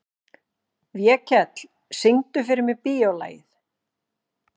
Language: Icelandic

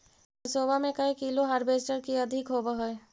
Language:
Magahi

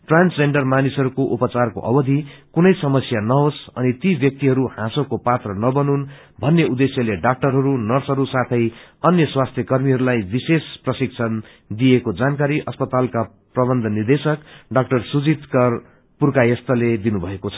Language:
Nepali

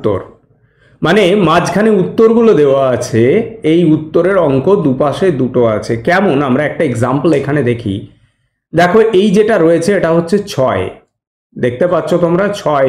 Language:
Bangla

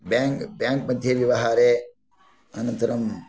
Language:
Sanskrit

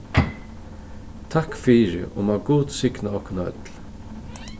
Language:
Faroese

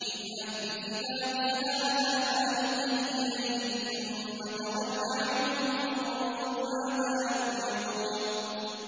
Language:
Arabic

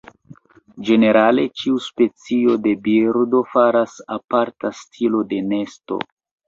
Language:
Esperanto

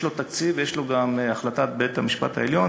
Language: Hebrew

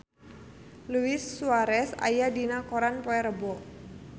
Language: Sundanese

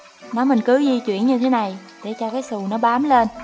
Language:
Vietnamese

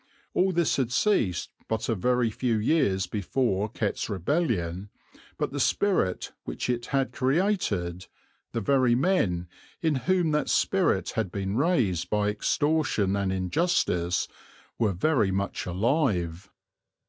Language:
English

